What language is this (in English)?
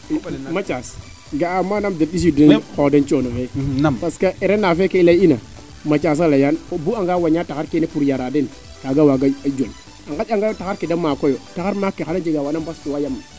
Serer